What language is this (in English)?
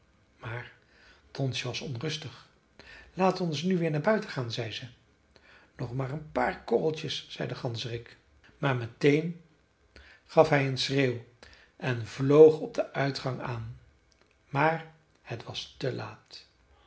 Dutch